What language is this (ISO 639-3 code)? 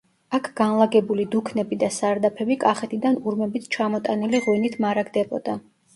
kat